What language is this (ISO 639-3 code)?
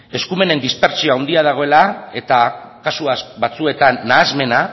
eus